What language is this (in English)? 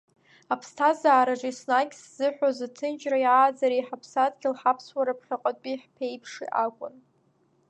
Abkhazian